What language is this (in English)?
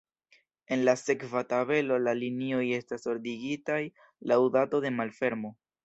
Esperanto